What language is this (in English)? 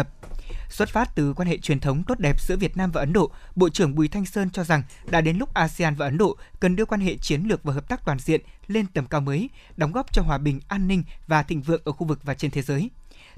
Vietnamese